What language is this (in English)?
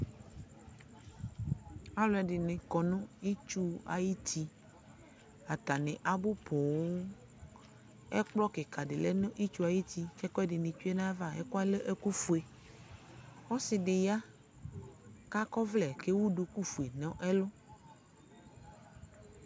Ikposo